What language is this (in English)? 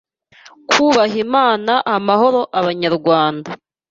Kinyarwanda